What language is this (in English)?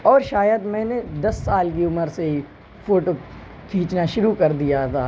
Urdu